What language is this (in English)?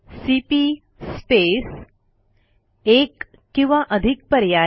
Marathi